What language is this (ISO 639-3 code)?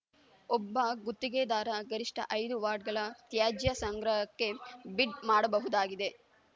kan